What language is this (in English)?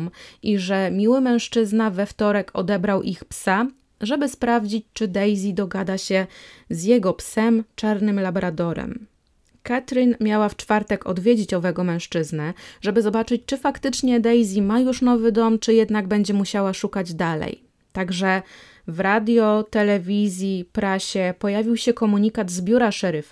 Polish